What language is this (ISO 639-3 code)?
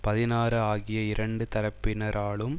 tam